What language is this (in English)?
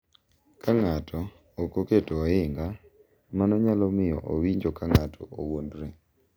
Luo (Kenya and Tanzania)